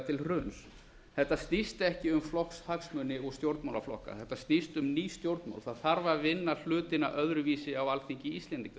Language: Icelandic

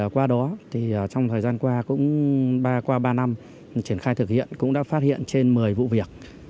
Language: Vietnamese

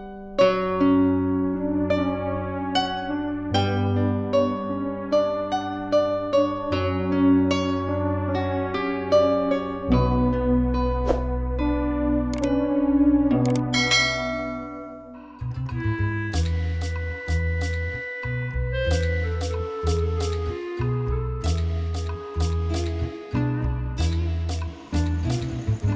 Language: Indonesian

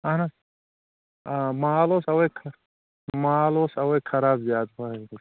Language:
Kashmiri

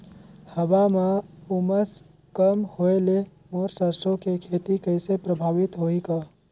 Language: Chhattisgarhi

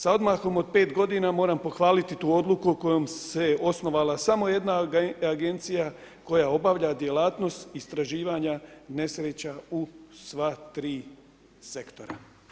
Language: Croatian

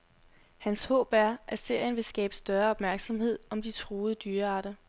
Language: Danish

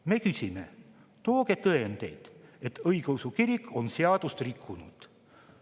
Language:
Estonian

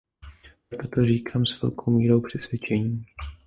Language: Czech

